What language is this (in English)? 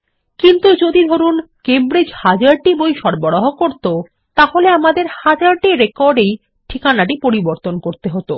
Bangla